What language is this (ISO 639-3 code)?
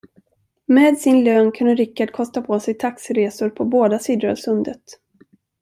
swe